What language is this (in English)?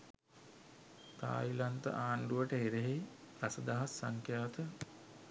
Sinhala